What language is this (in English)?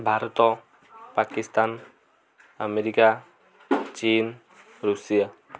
Odia